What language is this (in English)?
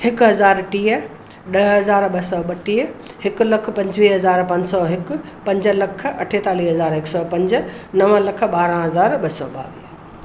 Sindhi